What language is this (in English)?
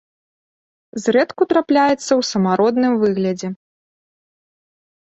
Belarusian